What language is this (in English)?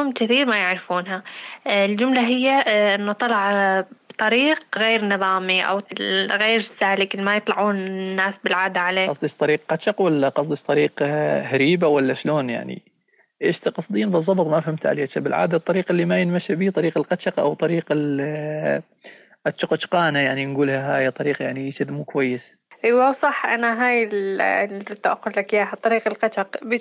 Arabic